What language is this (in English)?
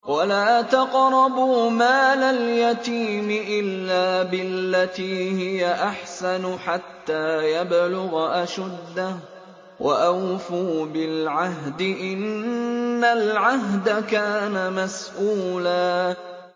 Arabic